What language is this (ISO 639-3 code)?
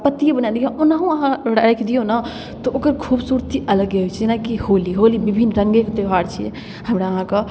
mai